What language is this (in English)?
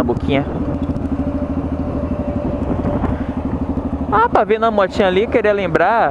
Portuguese